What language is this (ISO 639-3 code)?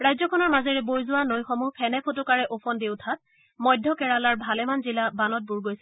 asm